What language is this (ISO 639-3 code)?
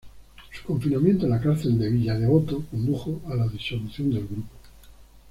spa